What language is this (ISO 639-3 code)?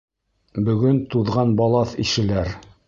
bak